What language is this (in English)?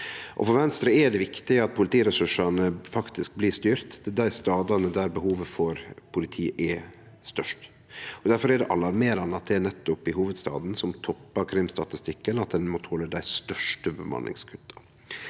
Norwegian